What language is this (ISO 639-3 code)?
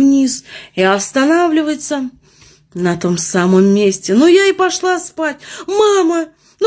rus